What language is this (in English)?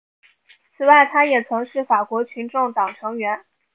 Chinese